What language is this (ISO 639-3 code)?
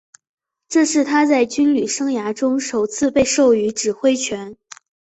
zho